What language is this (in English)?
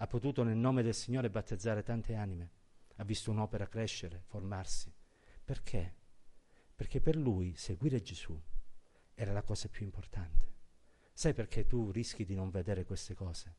Italian